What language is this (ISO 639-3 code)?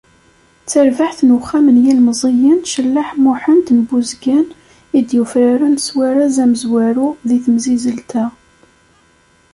kab